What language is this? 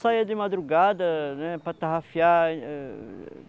Portuguese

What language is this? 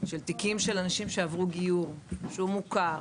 Hebrew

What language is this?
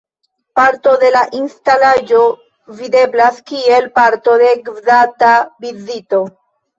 Esperanto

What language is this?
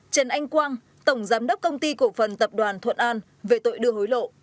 Vietnamese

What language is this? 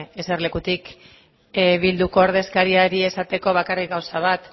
Basque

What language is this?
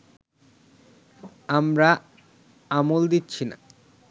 Bangla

